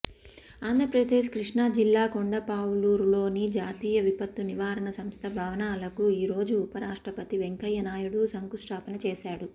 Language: Telugu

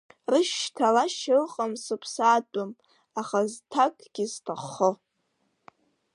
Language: Abkhazian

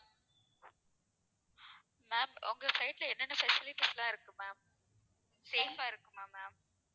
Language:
Tamil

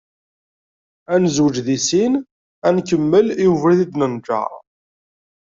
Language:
Kabyle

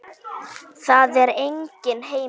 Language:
Icelandic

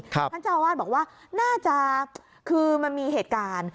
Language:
Thai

